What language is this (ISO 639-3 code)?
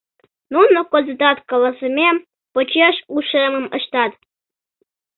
chm